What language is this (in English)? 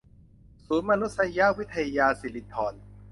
Thai